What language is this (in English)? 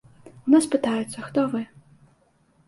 Belarusian